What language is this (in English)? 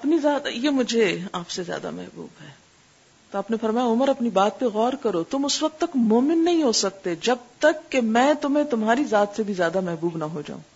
Urdu